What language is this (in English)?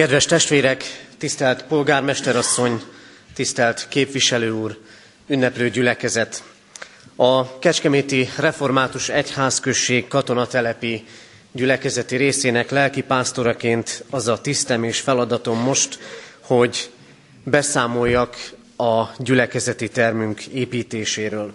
Hungarian